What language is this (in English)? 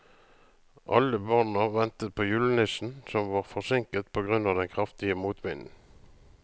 Norwegian